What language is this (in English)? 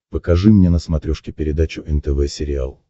Russian